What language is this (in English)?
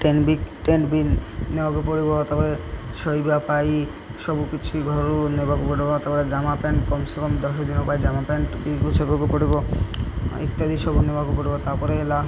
Odia